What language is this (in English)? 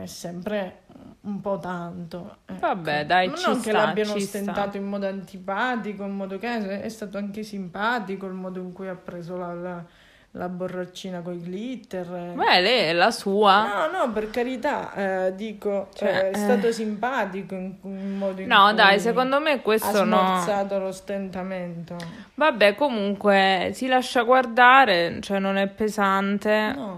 Italian